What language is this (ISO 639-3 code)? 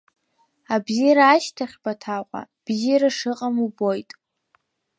abk